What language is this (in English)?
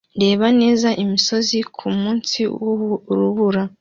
Kinyarwanda